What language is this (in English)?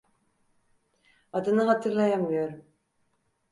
Turkish